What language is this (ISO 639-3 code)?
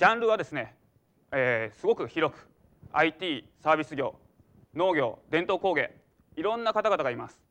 jpn